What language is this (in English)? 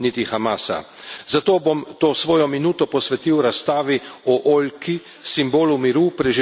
Slovenian